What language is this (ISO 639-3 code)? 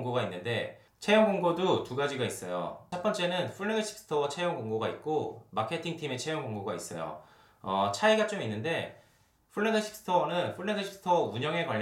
kor